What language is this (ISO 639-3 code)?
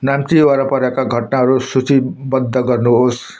nep